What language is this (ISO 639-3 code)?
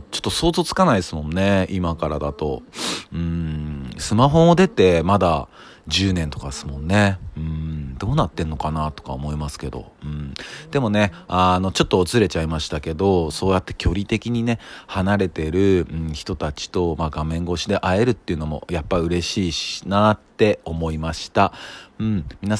jpn